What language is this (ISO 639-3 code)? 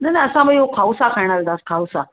snd